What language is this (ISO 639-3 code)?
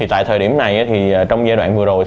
vie